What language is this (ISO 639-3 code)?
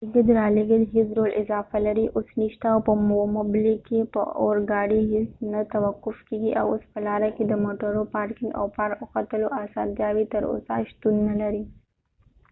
pus